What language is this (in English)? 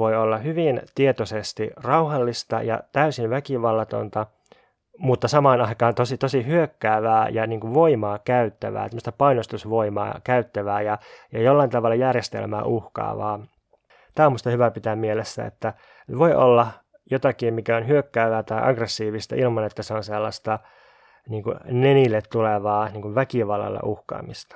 Finnish